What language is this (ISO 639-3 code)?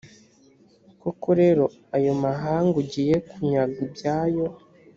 kin